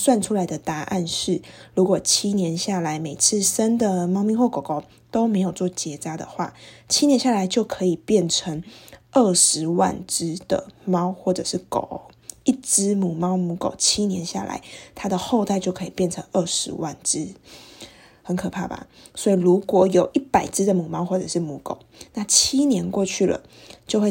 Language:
Chinese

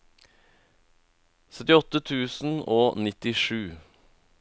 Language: Norwegian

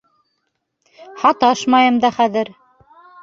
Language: Bashkir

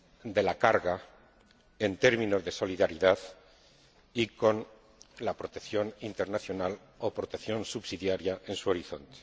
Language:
Spanish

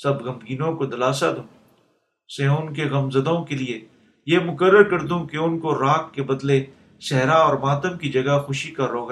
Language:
Urdu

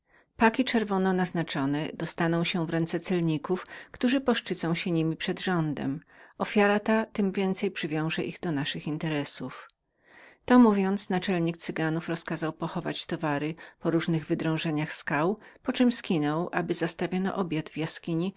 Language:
Polish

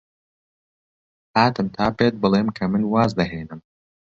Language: Central Kurdish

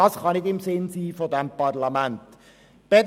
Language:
Swiss German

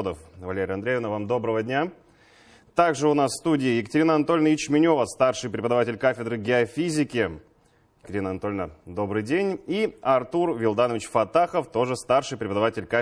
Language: Russian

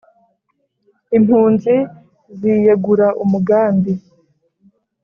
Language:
Kinyarwanda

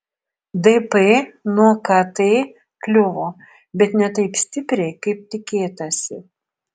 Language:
Lithuanian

